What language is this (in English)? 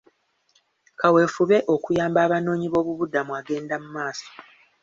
Ganda